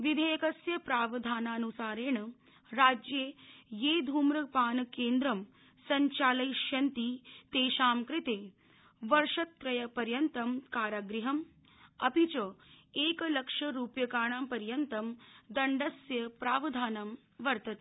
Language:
Sanskrit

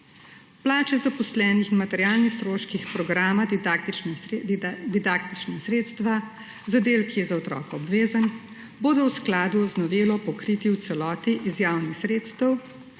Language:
Slovenian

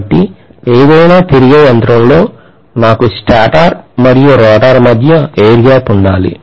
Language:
Telugu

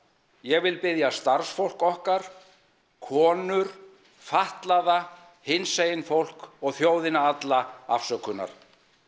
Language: Icelandic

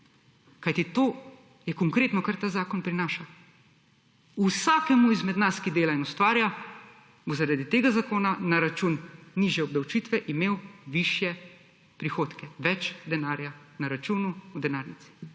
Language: Slovenian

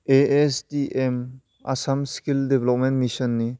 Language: Bodo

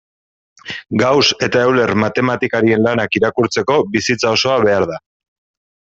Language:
Basque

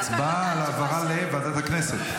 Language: Hebrew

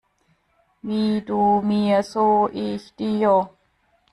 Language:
German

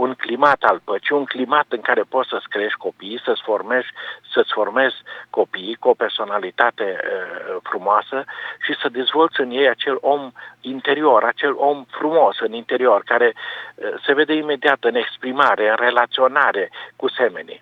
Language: Romanian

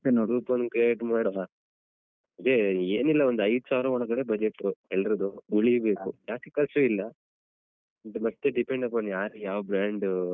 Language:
Kannada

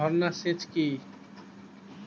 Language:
Bangla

